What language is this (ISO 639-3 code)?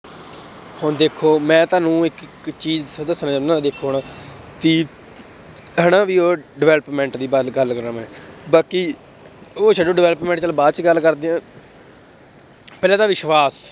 pan